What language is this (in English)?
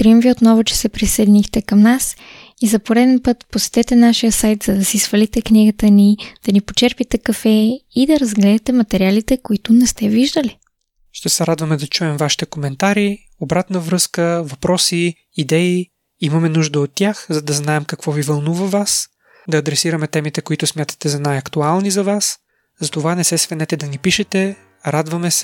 Bulgarian